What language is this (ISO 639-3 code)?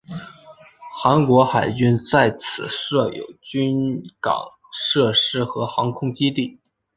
zho